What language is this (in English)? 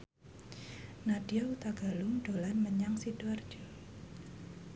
Javanese